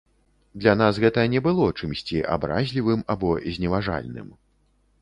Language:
Belarusian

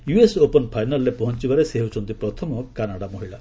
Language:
Odia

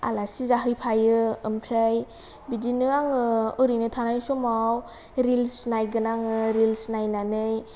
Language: Bodo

